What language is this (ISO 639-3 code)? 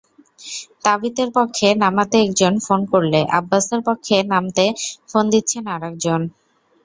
ben